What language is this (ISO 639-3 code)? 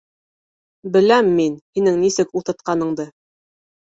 bak